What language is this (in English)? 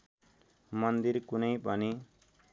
Nepali